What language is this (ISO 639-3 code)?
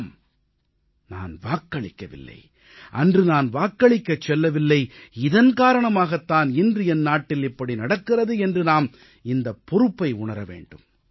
tam